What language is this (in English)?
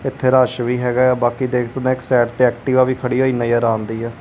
Punjabi